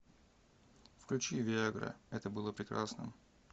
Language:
Russian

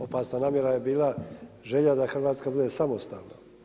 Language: Croatian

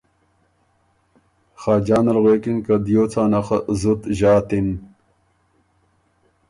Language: Ormuri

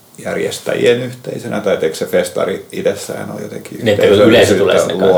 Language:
Finnish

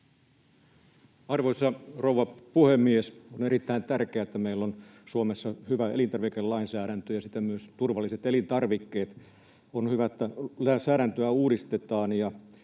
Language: Finnish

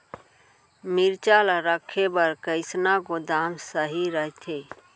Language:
Chhattisgarhi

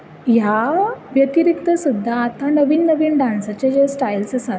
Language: Konkani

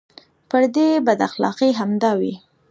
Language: Pashto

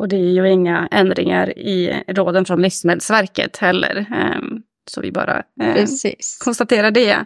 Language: Swedish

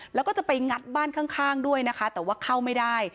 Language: Thai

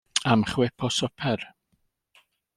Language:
Welsh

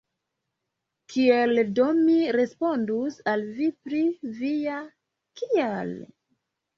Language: Esperanto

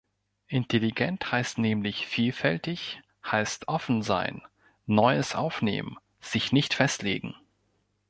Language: German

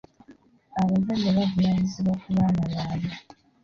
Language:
Ganda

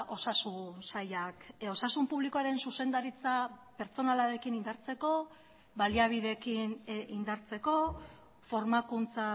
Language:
Basque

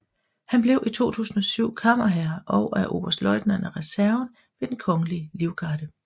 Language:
Danish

